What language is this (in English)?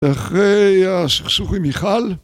Hebrew